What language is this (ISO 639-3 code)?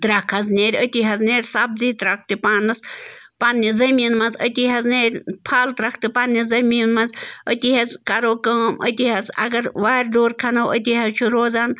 kas